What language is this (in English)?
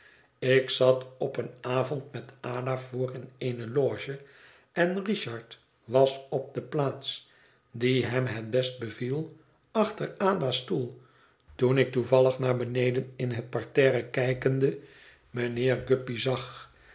Dutch